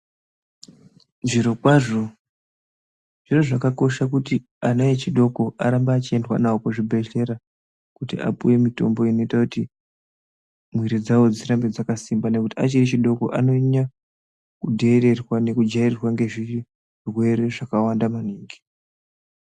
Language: Ndau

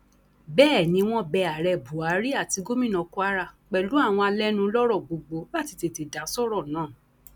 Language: Yoruba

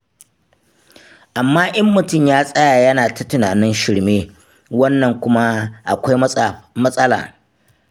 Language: Hausa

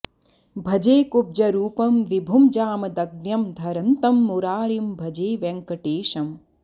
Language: Sanskrit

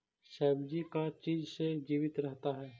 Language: Magahi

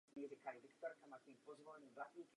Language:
Czech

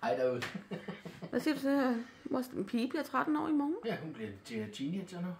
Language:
Danish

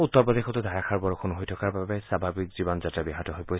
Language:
Assamese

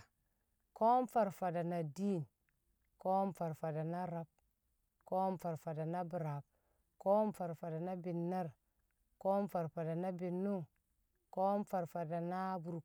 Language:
Kamo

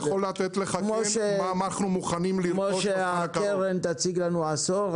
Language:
Hebrew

